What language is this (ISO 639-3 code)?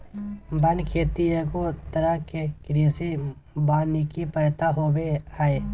mag